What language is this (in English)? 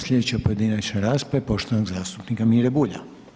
Croatian